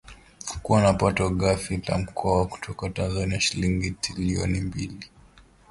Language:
Swahili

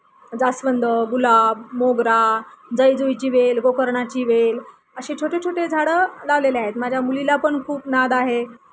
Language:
Marathi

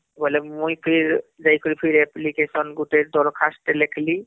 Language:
Odia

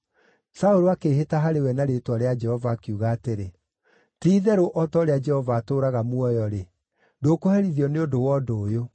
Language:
Kikuyu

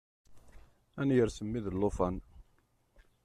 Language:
Kabyle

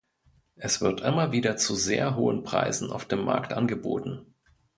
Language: German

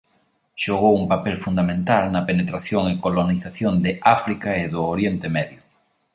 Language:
Galician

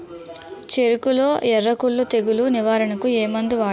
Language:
Telugu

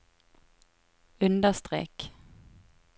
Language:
Norwegian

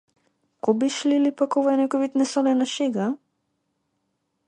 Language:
Macedonian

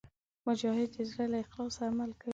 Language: Pashto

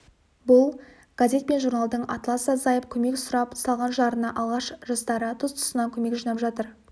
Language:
Kazakh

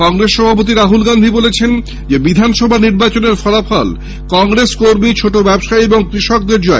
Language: Bangla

